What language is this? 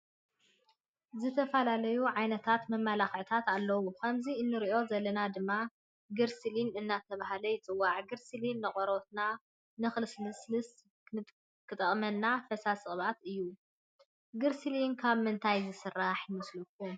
Tigrinya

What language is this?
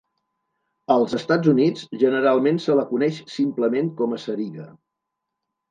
Catalan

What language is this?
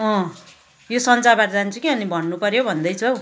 Nepali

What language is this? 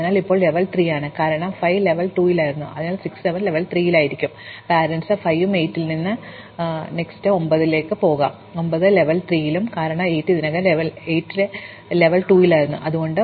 Malayalam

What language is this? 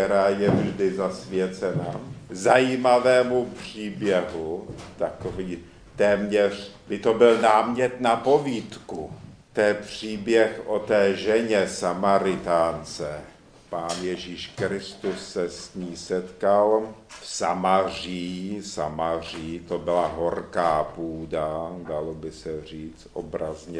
Czech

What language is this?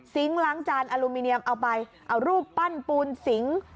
Thai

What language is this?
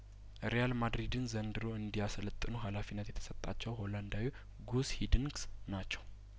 Amharic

